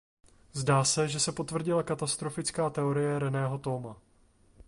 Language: Czech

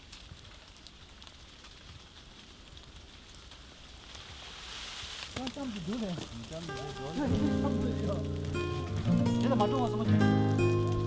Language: Tibetan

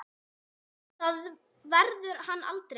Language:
Icelandic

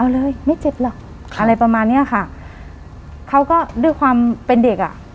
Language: Thai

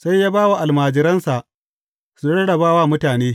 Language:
Hausa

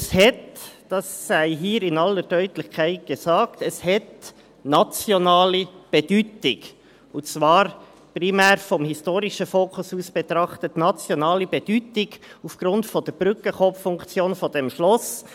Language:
Swiss German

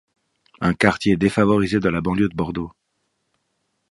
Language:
French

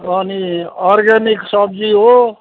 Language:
Nepali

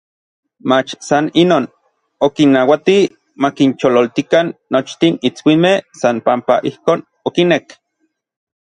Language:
Orizaba Nahuatl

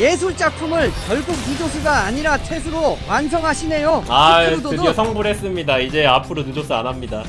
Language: Korean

